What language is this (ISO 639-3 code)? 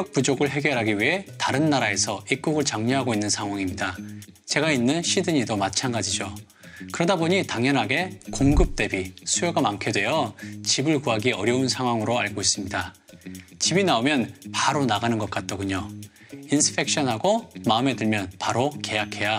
kor